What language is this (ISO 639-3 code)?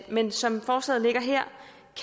dan